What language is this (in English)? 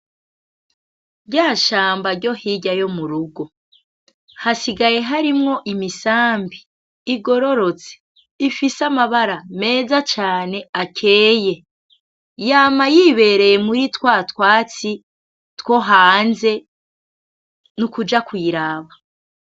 Rundi